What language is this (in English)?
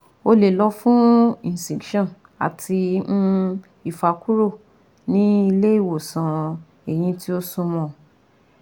Yoruba